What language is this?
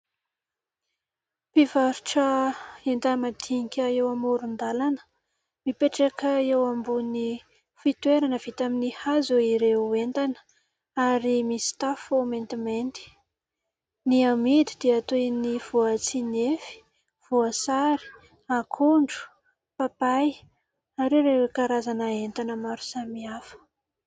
Malagasy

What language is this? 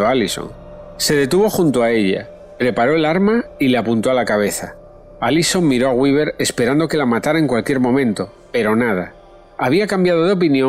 Spanish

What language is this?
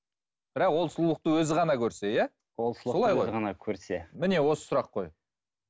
Kazakh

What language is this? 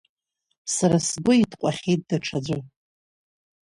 Abkhazian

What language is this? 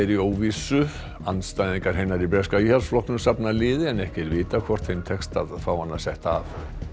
Icelandic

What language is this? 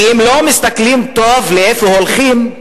Hebrew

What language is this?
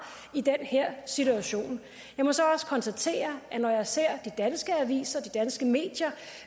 Danish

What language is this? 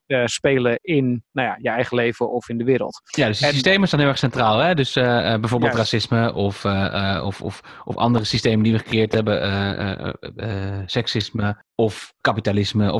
Dutch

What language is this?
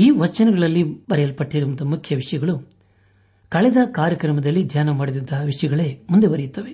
Kannada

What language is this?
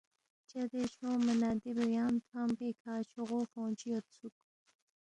Balti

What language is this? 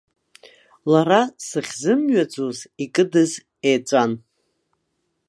Abkhazian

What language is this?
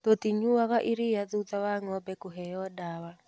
Kikuyu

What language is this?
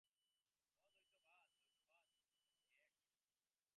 Bangla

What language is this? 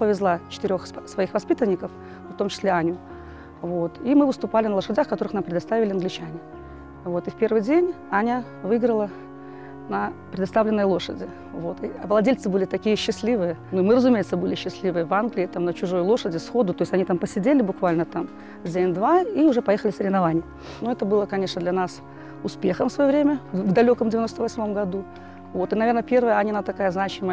Russian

